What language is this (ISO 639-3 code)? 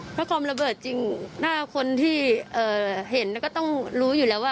tha